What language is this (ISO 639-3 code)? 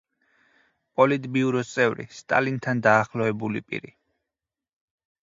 kat